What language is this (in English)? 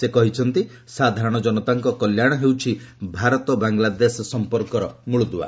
Odia